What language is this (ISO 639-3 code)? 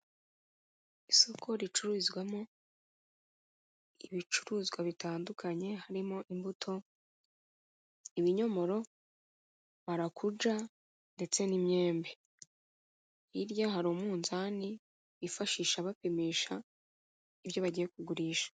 kin